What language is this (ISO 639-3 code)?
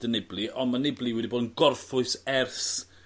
cym